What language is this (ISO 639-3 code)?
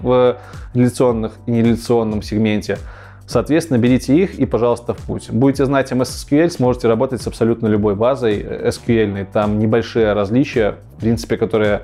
rus